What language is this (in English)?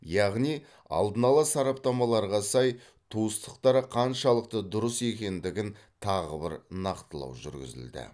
Kazakh